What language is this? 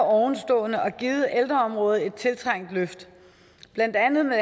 Danish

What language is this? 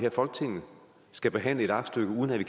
Danish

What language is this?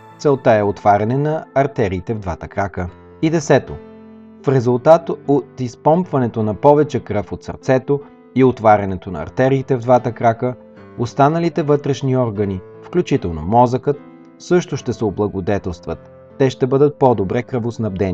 Bulgarian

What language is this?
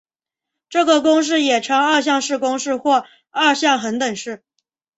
Chinese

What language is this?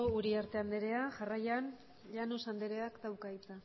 Basque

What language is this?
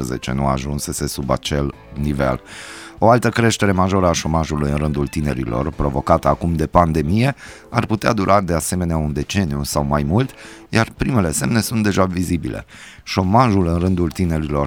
Romanian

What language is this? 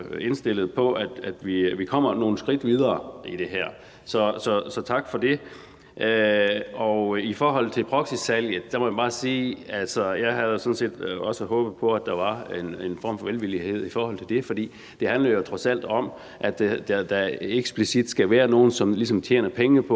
Danish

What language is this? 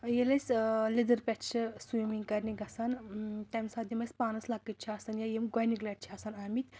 Kashmiri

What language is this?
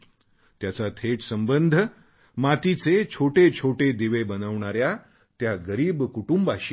Marathi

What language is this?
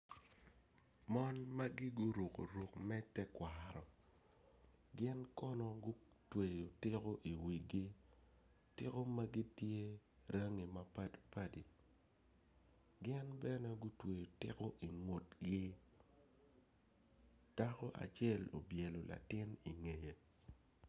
Acoli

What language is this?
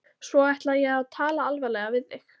Icelandic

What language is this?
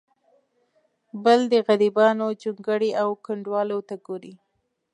Pashto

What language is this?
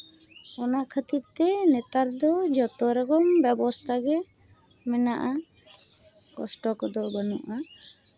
Santali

